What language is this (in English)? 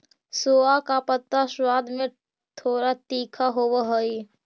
Magahi